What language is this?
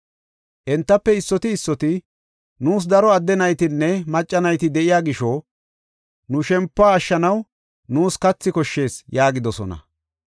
Gofa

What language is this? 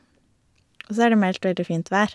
Norwegian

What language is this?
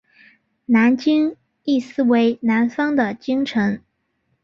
Chinese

